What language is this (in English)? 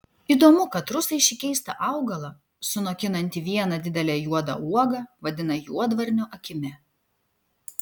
Lithuanian